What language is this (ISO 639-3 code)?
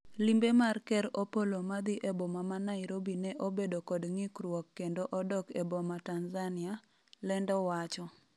luo